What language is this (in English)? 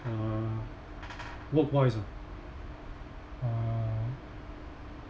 English